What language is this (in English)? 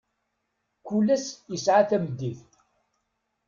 Kabyle